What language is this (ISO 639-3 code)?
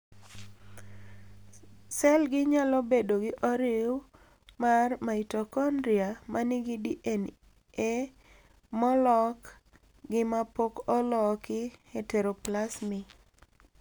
luo